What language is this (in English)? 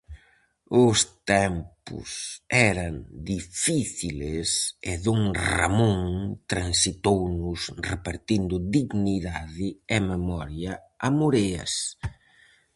Galician